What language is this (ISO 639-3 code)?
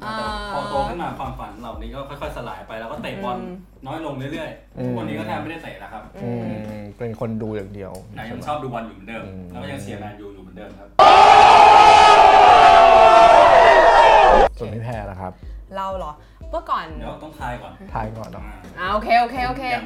tha